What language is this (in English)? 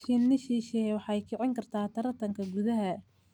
Somali